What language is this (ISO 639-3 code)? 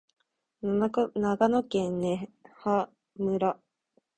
jpn